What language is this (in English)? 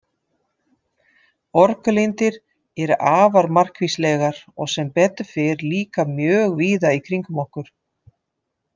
Icelandic